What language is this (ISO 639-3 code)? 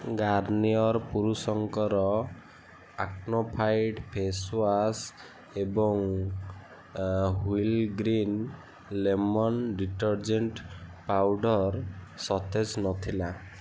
ori